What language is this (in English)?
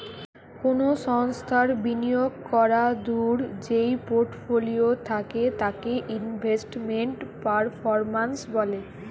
Bangla